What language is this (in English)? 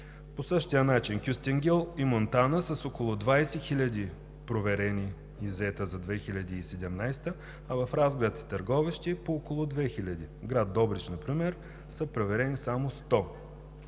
Bulgarian